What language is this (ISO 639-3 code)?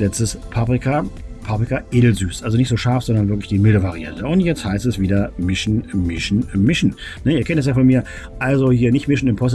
deu